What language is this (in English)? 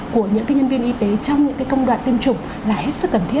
Vietnamese